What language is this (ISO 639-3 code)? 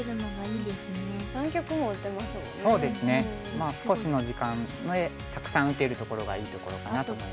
jpn